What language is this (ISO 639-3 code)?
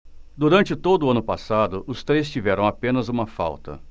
por